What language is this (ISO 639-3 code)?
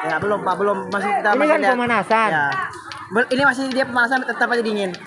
ind